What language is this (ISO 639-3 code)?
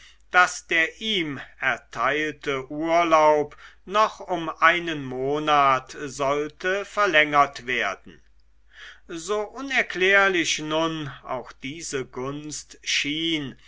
deu